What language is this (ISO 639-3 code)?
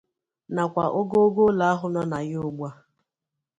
ibo